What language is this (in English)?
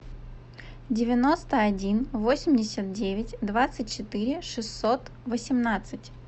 Russian